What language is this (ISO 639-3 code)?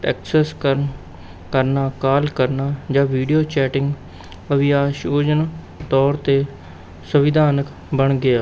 pan